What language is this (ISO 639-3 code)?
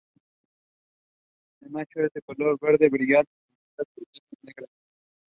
spa